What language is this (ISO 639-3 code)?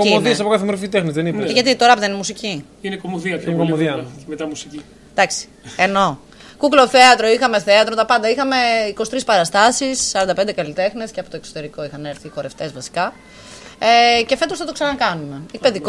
ell